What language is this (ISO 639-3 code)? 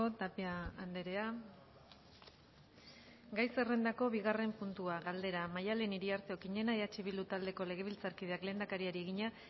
eus